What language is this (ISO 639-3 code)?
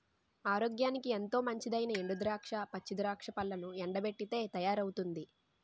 tel